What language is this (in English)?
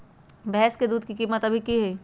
Magahi